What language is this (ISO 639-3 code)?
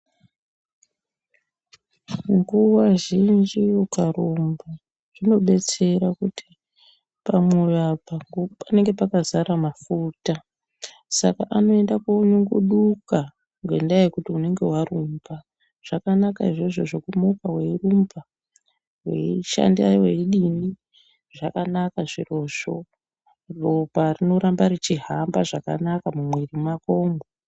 ndc